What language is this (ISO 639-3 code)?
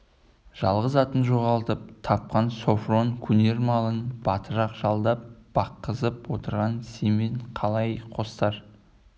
kaz